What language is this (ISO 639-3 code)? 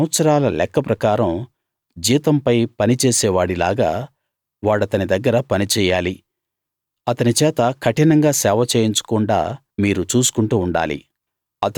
tel